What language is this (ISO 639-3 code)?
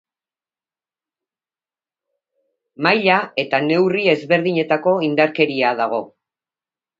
eus